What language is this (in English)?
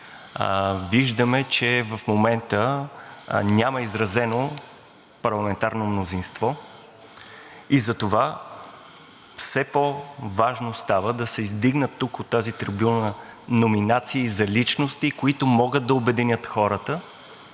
Bulgarian